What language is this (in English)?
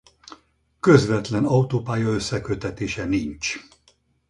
Hungarian